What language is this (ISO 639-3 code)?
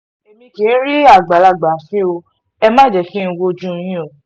yor